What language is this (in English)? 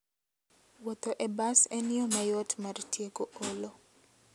Luo (Kenya and Tanzania)